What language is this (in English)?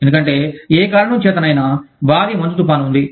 Telugu